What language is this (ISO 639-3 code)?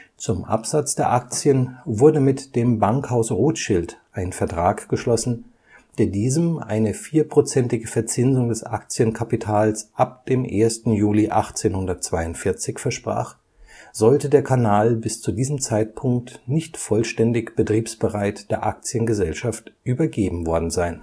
deu